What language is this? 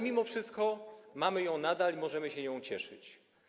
Polish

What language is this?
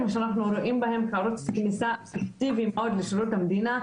Hebrew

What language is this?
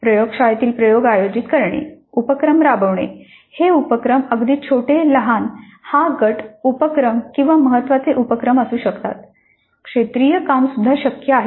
Marathi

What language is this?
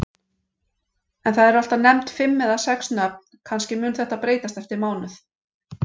Icelandic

